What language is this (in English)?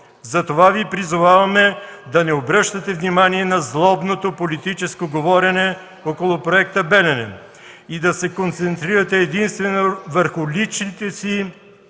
Bulgarian